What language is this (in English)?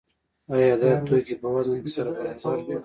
Pashto